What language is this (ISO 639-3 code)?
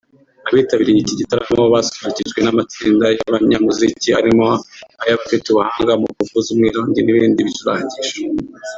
kin